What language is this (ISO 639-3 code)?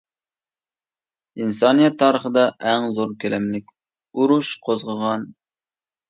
uig